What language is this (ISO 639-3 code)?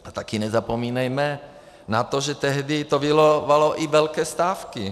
ces